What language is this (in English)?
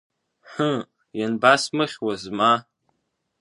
Abkhazian